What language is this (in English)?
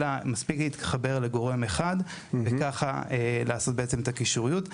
Hebrew